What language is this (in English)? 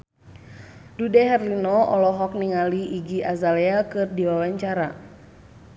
Sundanese